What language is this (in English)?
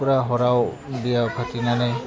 Bodo